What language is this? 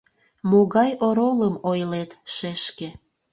Mari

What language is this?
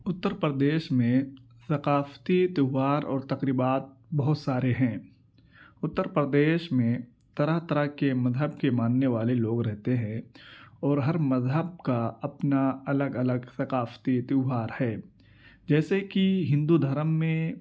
Urdu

